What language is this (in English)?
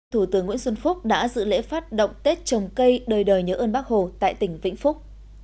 Vietnamese